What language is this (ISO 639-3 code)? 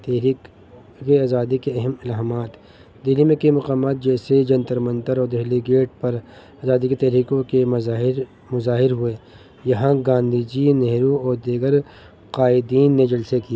urd